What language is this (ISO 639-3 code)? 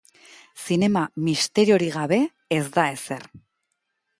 eus